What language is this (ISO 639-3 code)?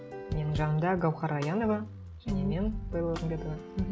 kaz